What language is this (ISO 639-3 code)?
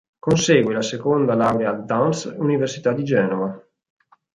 ita